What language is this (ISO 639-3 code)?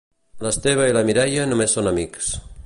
cat